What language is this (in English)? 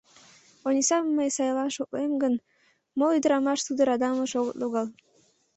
Mari